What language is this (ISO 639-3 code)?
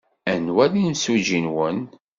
kab